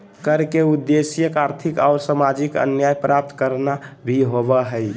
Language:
Magahi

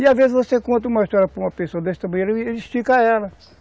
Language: Portuguese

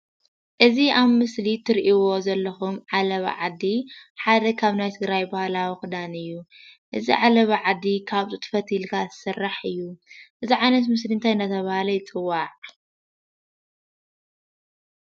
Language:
Tigrinya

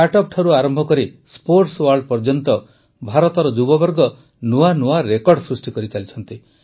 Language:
Odia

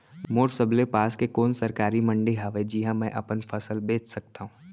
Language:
Chhattisgarhi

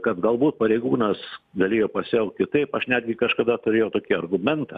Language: Lithuanian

